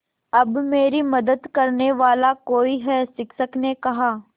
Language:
Hindi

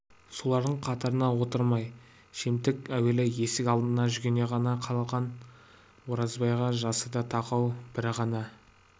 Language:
Kazakh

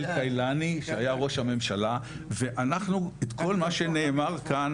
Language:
Hebrew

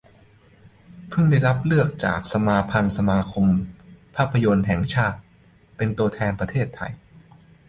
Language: Thai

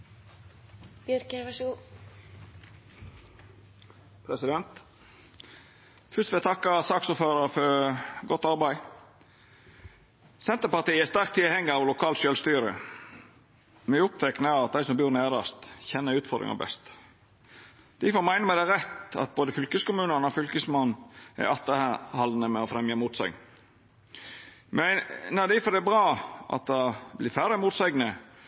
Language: Norwegian Nynorsk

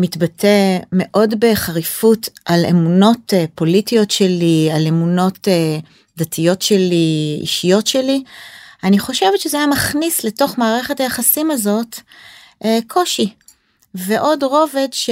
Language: Hebrew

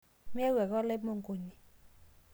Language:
Masai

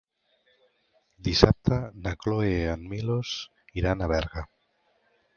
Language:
Catalan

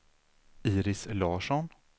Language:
Swedish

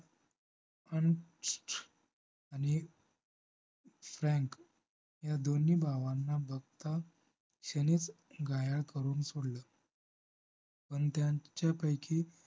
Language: Marathi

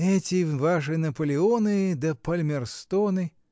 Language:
Russian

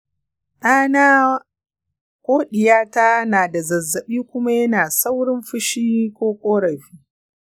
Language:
Hausa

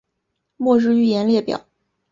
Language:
Chinese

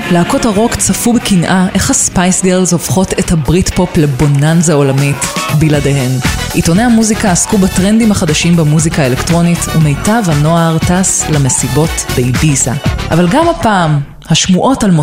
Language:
Hebrew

